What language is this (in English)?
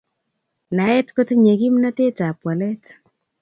Kalenjin